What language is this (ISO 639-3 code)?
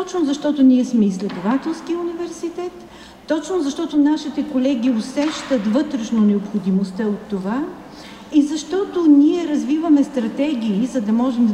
bul